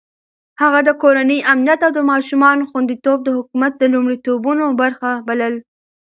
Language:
Pashto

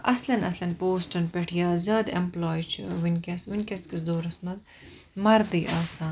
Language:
Kashmiri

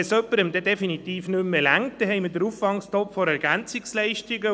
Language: Swiss German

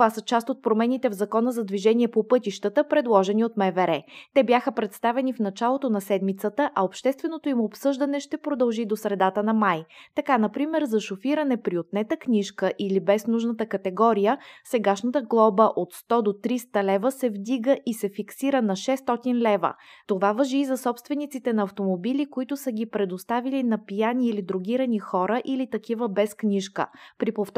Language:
Bulgarian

